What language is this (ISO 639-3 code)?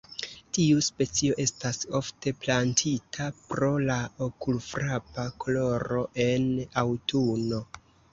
epo